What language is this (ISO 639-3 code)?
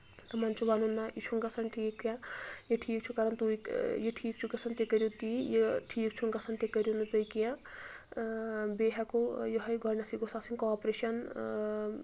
kas